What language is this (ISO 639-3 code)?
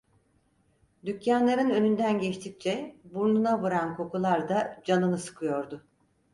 tur